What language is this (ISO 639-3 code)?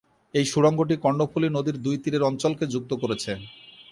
ben